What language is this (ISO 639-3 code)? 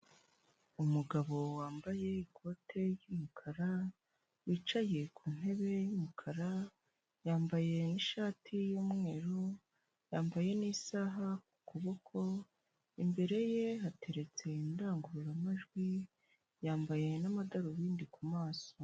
kin